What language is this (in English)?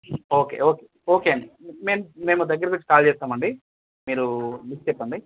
Telugu